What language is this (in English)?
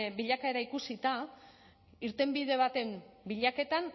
Basque